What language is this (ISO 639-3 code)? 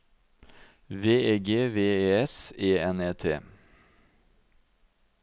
nor